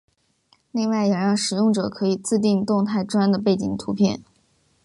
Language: Chinese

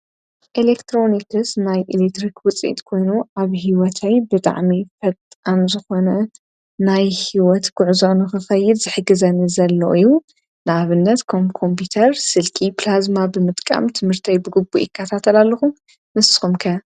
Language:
Tigrinya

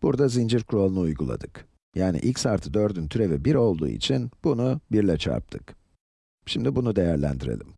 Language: Turkish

